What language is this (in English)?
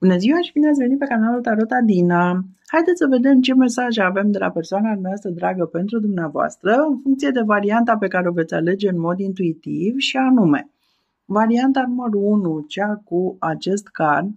Romanian